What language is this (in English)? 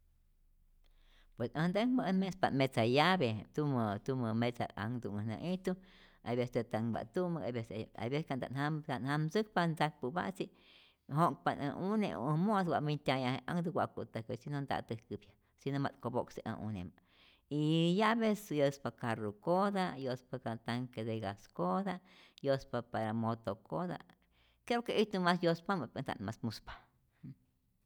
Rayón Zoque